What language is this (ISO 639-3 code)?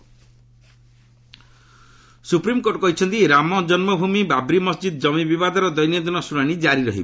ori